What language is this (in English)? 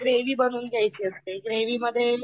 Marathi